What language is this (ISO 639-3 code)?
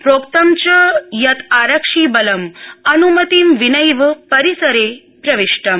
san